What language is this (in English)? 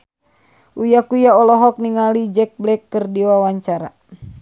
Sundanese